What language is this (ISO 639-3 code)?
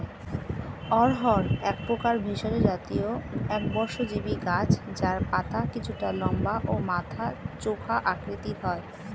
ben